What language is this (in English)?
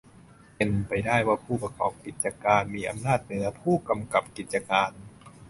Thai